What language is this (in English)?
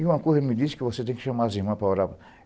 Portuguese